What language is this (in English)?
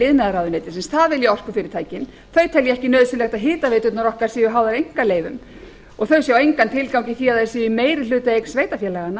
Icelandic